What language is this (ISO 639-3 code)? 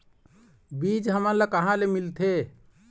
hne